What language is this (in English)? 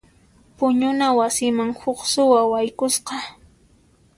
Puno Quechua